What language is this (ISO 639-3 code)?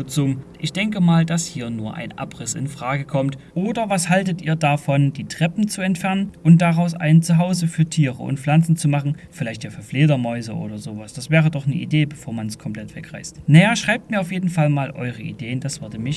deu